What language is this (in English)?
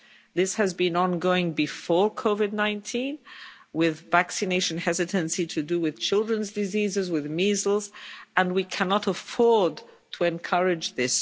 English